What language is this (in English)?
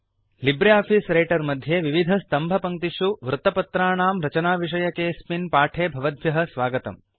Sanskrit